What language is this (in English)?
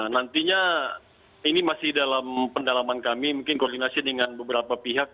Indonesian